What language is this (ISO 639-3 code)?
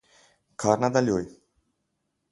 slv